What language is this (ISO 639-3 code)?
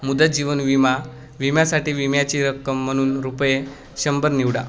mar